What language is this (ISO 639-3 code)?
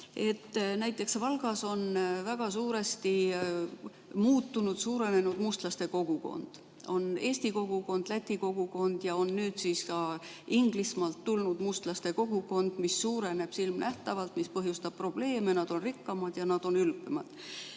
est